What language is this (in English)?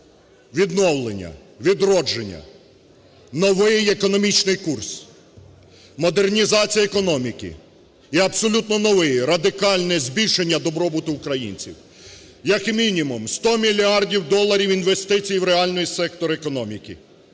Ukrainian